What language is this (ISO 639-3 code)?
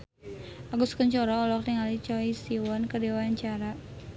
sun